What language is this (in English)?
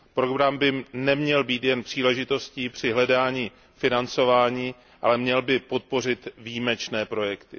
Czech